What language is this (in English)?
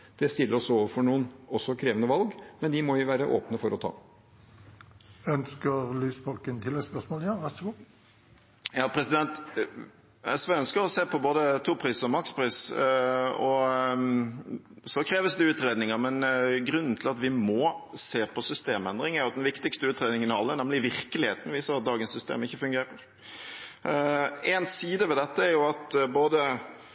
Norwegian